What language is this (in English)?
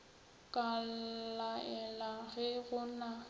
Northern Sotho